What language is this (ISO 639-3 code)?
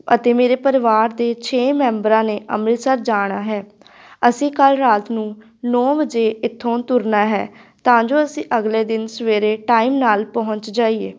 pan